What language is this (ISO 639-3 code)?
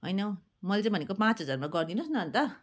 nep